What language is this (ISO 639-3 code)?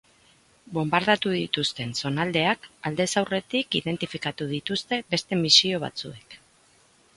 eus